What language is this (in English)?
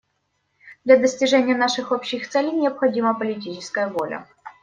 Russian